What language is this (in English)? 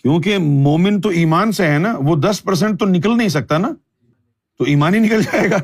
Urdu